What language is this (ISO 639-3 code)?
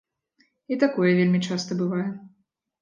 bel